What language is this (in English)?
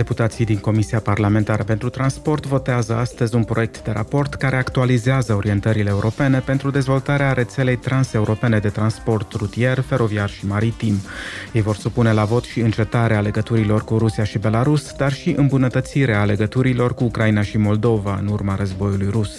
Romanian